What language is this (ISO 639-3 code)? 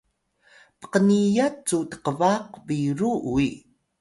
tay